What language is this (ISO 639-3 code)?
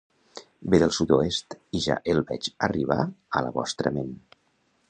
cat